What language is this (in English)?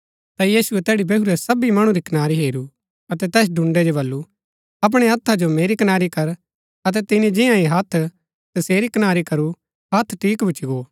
Gaddi